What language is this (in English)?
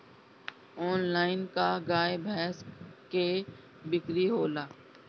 Bhojpuri